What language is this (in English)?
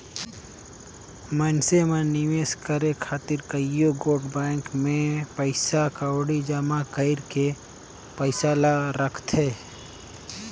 Chhattisgarhi